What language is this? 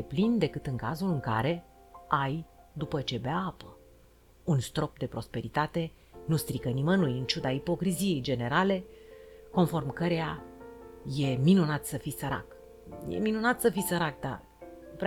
Romanian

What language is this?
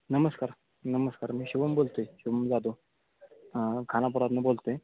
Marathi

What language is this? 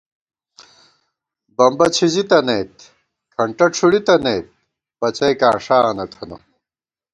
Gawar-Bati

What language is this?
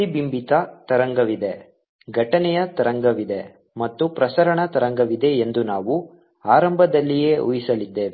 Kannada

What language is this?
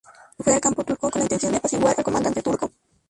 Spanish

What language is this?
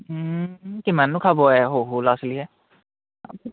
Assamese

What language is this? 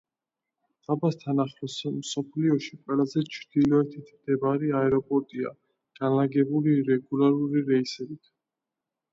Georgian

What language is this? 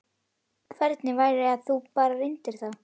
Icelandic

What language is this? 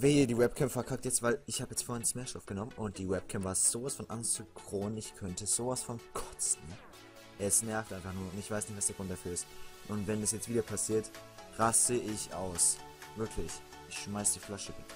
German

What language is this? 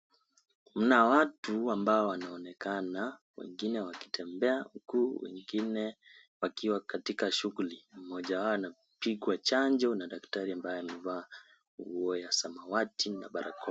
Swahili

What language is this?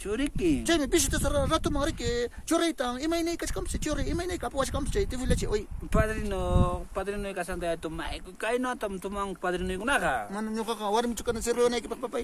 Spanish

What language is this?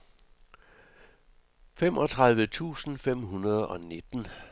Danish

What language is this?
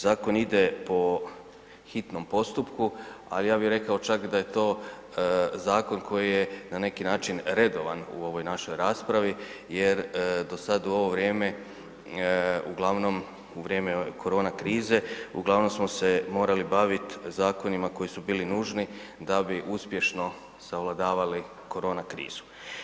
Croatian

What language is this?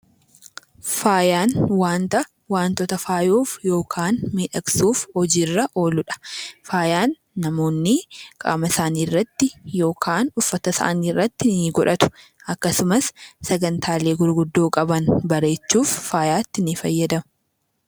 Oromo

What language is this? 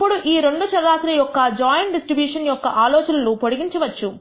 Telugu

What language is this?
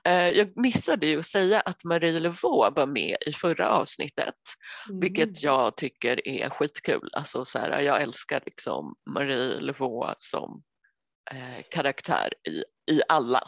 Swedish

